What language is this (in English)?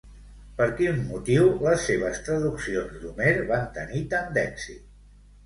Catalan